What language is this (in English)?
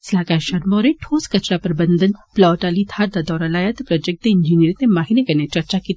Dogri